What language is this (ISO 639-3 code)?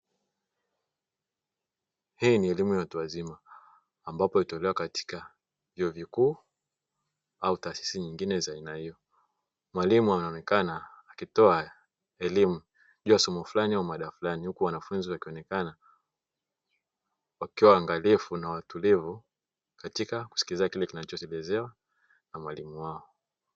swa